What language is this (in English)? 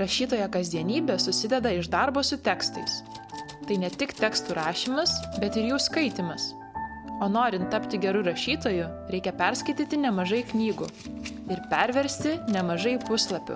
Lithuanian